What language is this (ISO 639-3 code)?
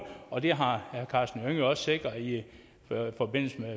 dan